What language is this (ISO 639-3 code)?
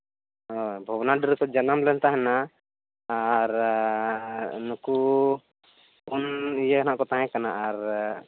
sat